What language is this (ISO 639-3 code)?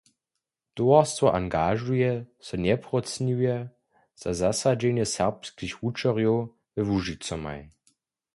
hsb